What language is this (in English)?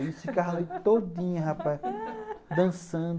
Portuguese